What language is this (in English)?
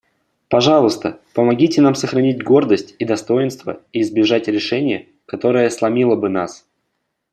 Russian